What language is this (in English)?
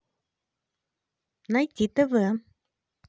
Russian